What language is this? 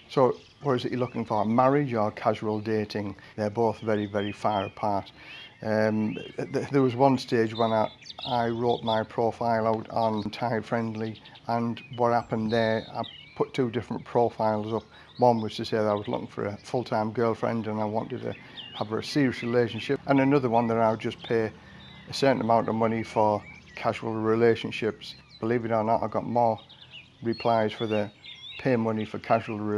English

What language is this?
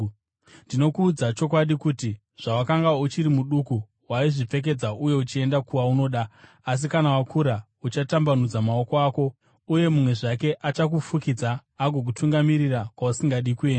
Shona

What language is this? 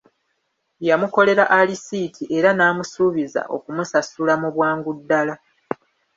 Ganda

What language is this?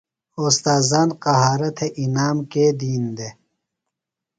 Phalura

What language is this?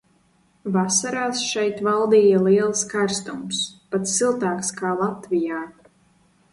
Latvian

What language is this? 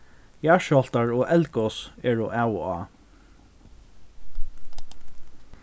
Faroese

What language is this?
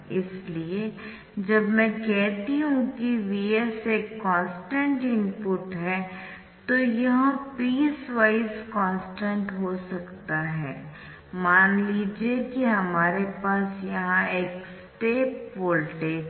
Hindi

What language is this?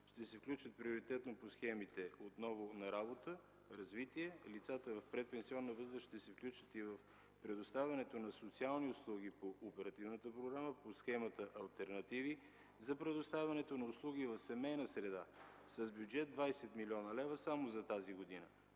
Bulgarian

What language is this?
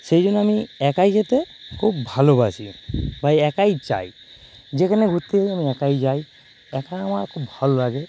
Bangla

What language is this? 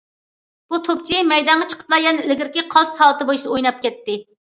Uyghur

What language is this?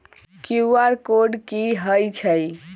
Magahi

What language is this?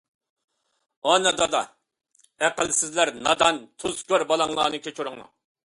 Uyghur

